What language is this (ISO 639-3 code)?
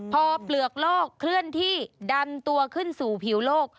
tha